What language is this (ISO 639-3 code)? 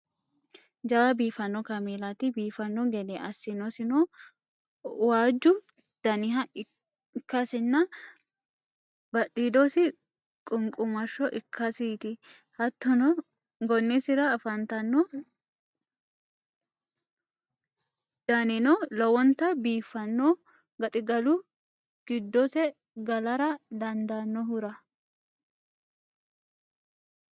sid